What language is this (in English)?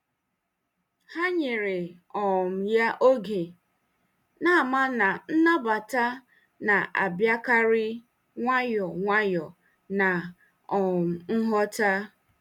Igbo